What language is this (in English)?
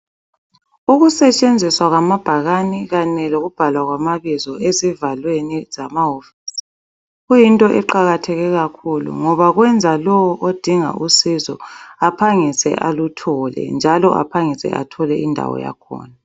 North Ndebele